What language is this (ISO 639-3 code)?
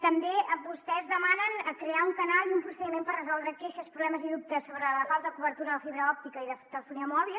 cat